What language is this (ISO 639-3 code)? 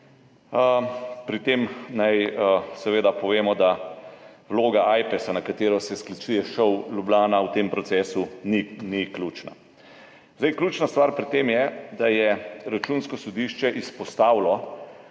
slv